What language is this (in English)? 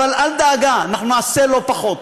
Hebrew